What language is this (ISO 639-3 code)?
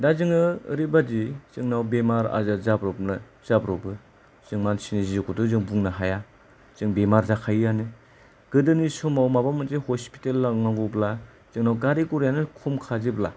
brx